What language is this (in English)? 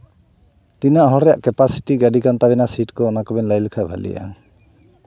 Santali